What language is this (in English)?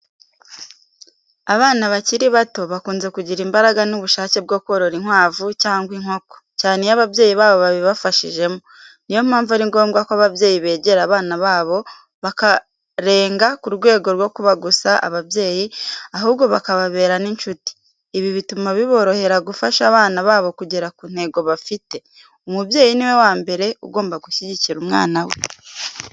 Kinyarwanda